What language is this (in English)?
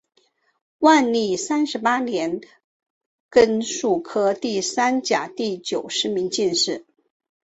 Chinese